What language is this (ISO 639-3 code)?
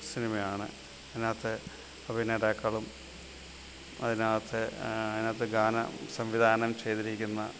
mal